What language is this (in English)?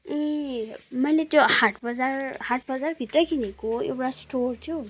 Nepali